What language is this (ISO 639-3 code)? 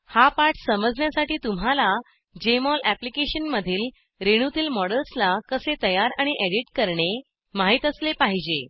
mar